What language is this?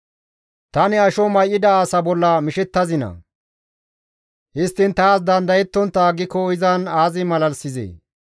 Gamo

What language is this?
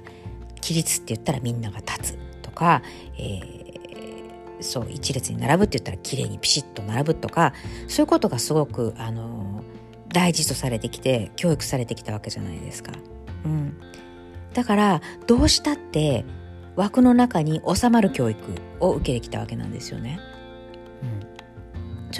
Japanese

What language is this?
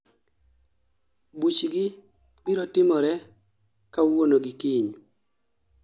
Luo (Kenya and Tanzania)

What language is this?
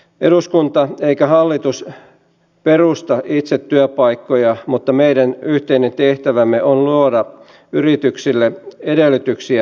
Finnish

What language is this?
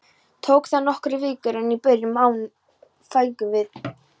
Icelandic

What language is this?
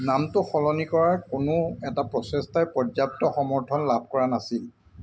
Assamese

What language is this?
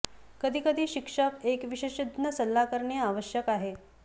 Marathi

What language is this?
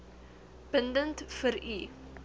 Afrikaans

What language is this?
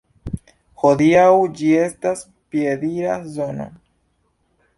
Esperanto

